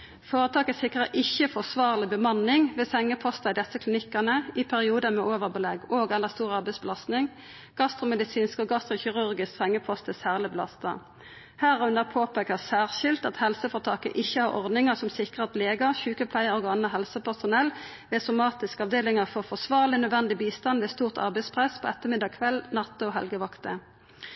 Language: Norwegian Nynorsk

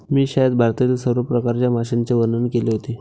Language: Marathi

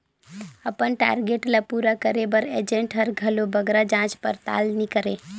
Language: Chhattisgarhi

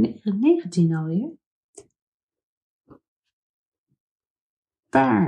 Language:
Dutch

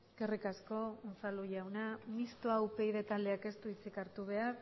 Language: Basque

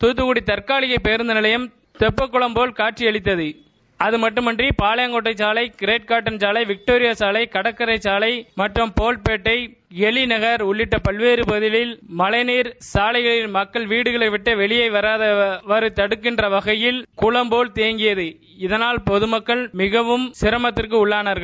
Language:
Tamil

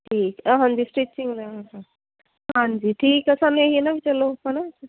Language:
Punjabi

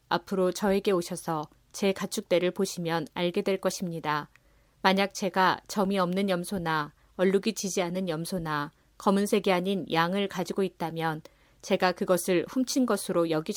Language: Korean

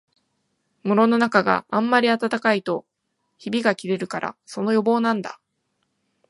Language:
Japanese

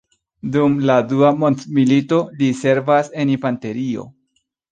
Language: Esperanto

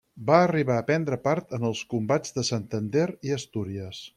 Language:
Catalan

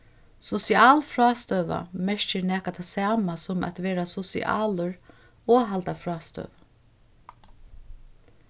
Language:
Faroese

